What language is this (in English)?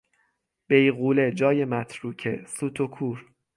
Persian